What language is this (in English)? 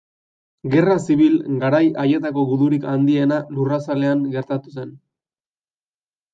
Basque